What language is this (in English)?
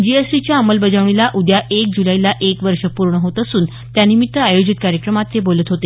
Marathi